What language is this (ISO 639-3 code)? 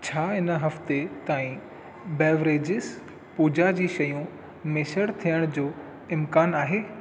snd